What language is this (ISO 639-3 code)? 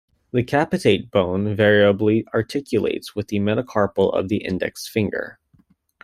eng